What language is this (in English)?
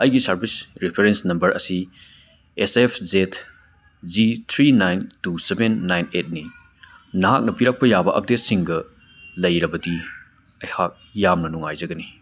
Manipuri